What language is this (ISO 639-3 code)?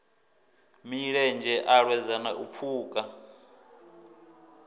ven